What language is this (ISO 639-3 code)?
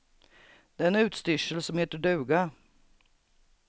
swe